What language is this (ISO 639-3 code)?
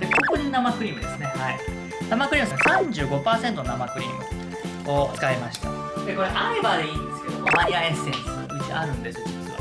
jpn